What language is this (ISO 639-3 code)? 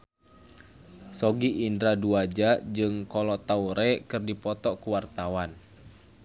sun